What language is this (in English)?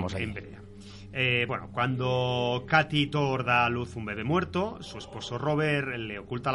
Spanish